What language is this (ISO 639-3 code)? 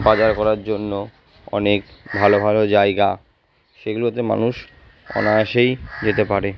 ben